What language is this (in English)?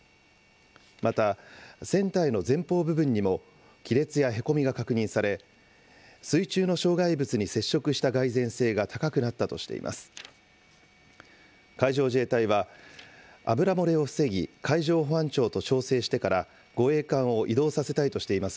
Japanese